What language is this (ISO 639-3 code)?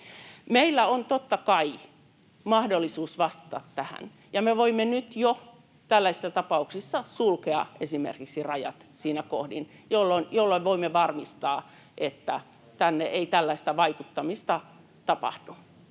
fin